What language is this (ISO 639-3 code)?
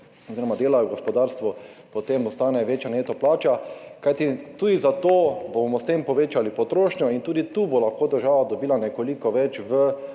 slv